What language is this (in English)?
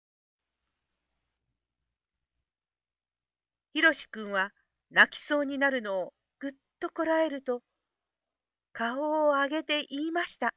Japanese